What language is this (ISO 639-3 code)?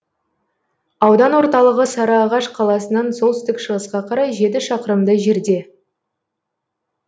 kaz